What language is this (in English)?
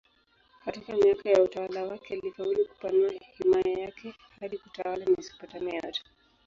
Swahili